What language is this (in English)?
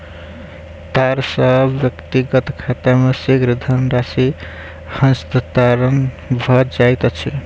Maithili